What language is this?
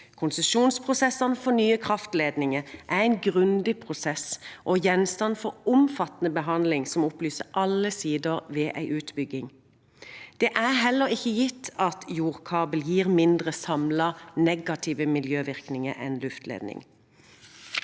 Norwegian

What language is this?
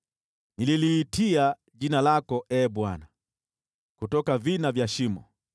Swahili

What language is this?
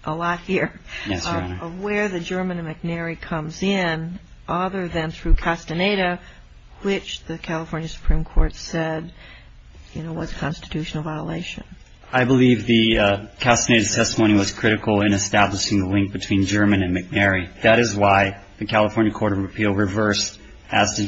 English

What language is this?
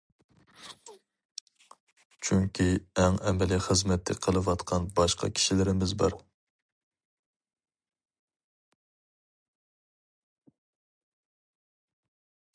Uyghur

